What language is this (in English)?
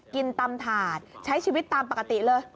Thai